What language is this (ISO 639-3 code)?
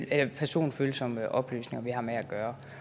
dan